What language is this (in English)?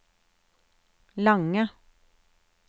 Norwegian